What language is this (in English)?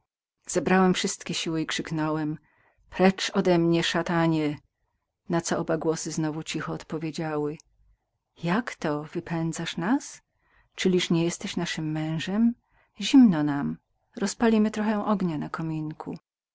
Polish